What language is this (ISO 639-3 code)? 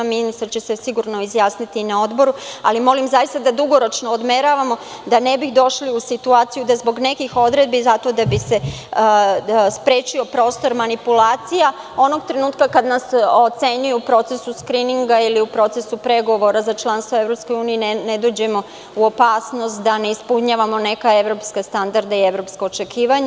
srp